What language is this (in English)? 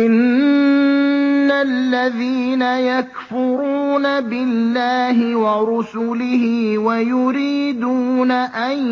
Arabic